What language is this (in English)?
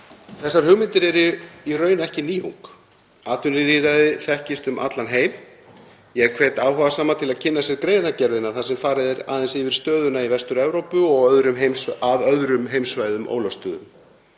Icelandic